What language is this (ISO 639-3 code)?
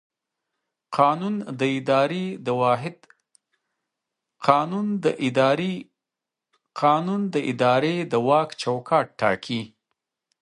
pus